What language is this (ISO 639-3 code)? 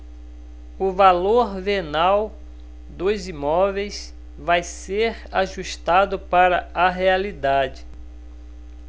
por